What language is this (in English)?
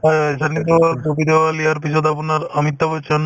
Assamese